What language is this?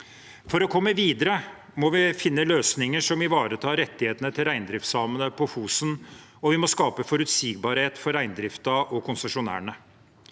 Norwegian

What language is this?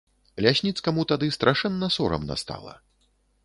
Belarusian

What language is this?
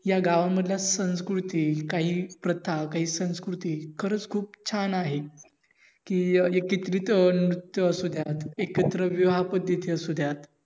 Marathi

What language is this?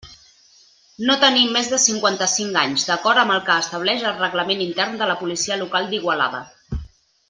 Catalan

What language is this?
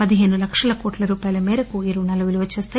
Telugu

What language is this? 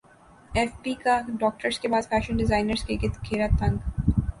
Urdu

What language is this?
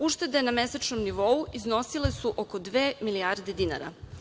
Serbian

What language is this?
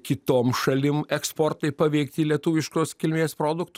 Lithuanian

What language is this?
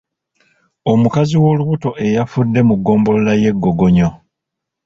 Ganda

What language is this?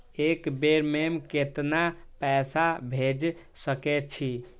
Maithili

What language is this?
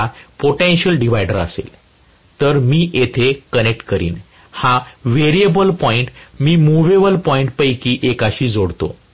Marathi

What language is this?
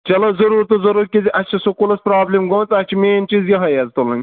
Kashmiri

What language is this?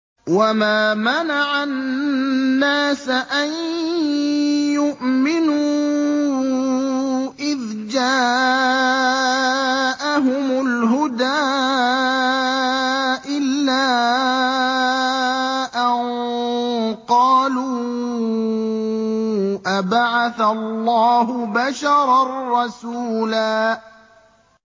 Arabic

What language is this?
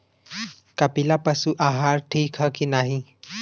Bhojpuri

